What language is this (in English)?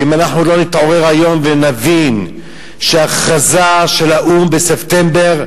Hebrew